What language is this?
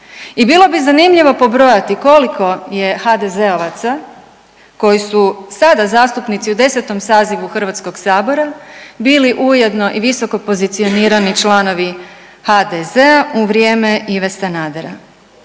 Croatian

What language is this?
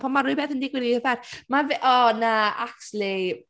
Welsh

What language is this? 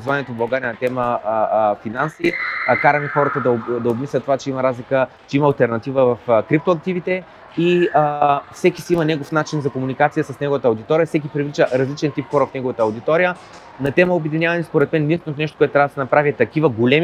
Bulgarian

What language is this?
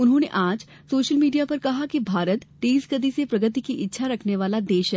Hindi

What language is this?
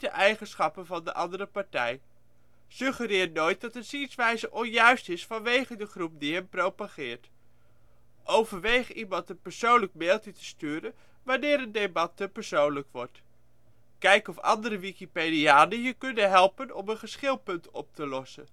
Dutch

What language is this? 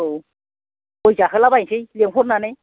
Bodo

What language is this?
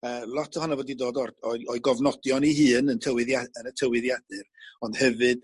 Welsh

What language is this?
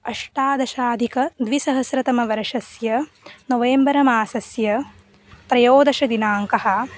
Sanskrit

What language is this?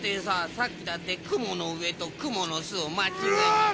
Japanese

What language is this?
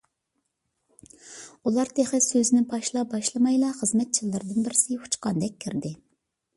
Uyghur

